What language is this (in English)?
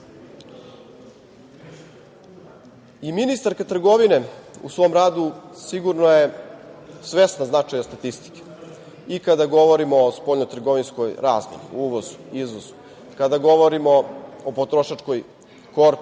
Serbian